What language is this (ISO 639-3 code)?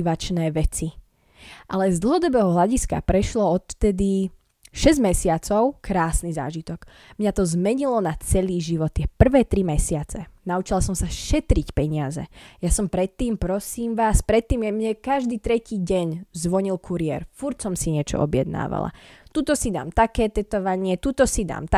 slk